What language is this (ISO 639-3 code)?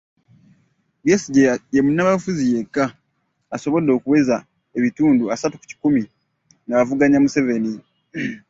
lug